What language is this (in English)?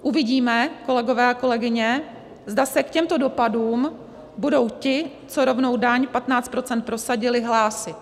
Czech